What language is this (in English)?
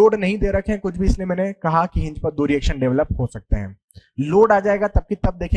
Hindi